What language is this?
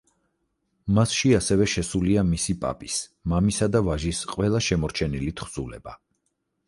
Georgian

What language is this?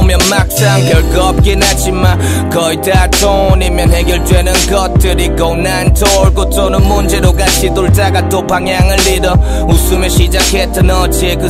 Korean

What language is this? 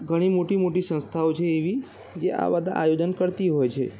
Gujarati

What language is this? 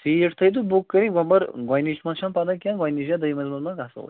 Kashmiri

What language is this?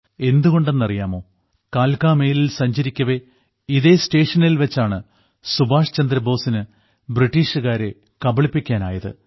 Malayalam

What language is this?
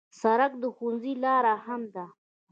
Pashto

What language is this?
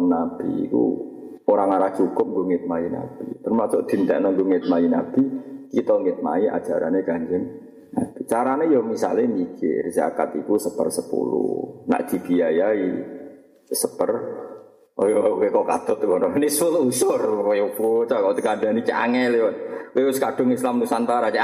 Malay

